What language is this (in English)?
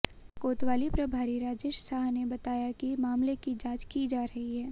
Hindi